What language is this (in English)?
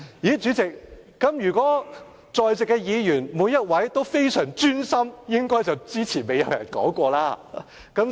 Cantonese